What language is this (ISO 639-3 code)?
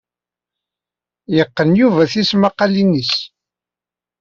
kab